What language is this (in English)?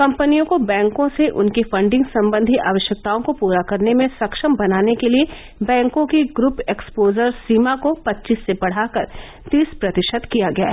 Hindi